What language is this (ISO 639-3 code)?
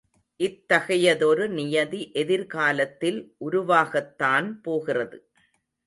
tam